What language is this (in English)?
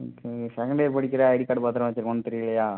Tamil